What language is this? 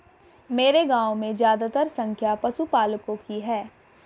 Hindi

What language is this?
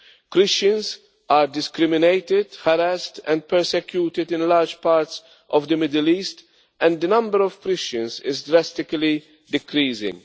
English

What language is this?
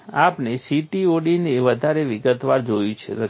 Gujarati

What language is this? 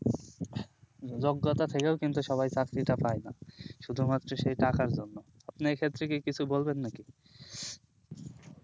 Bangla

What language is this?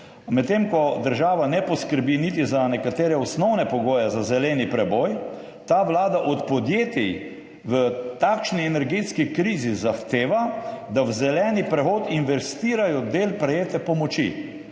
Slovenian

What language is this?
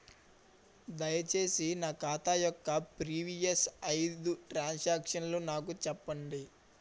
Telugu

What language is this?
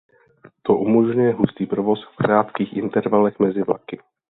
Czech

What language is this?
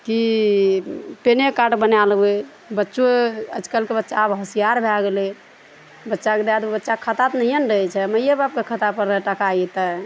Maithili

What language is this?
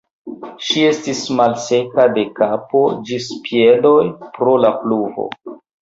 Esperanto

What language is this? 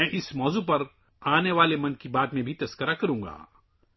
Urdu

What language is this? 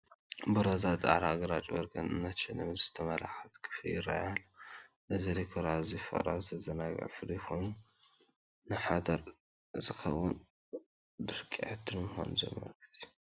Tigrinya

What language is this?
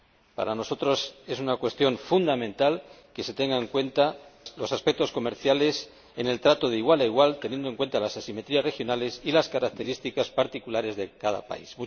Spanish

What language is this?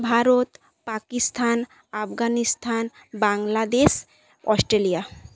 Bangla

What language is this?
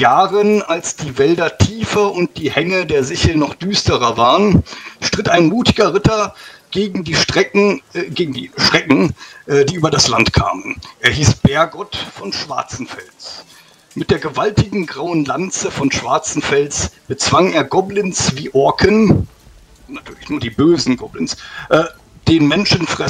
German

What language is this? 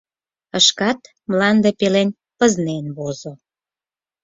Mari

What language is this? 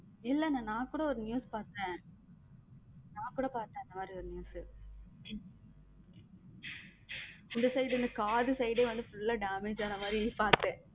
Tamil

